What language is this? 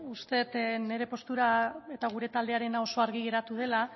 Basque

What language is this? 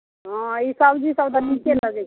Maithili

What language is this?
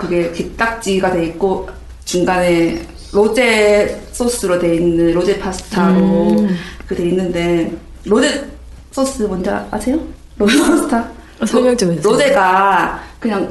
Korean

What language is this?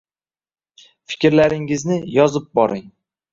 Uzbek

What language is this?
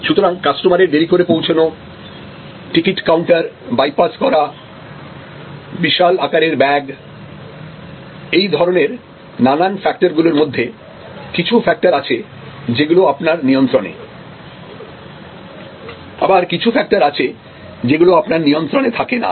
Bangla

